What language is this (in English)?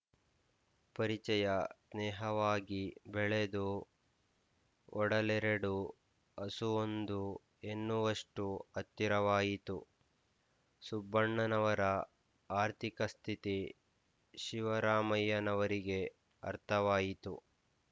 Kannada